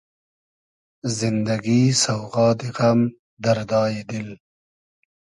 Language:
Hazaragi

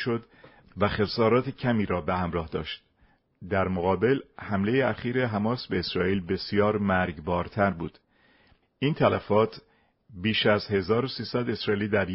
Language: Persian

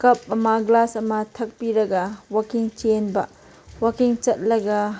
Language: Manipuri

